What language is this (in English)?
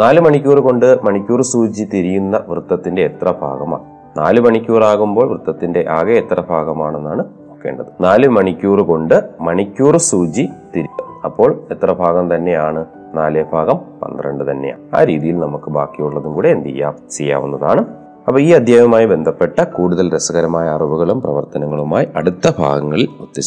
Malayalam